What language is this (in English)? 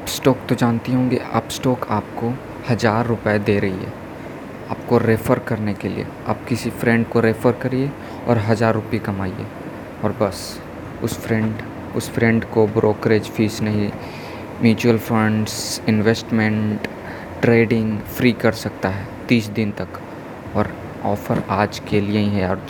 Hindi